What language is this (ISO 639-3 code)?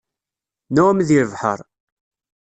kab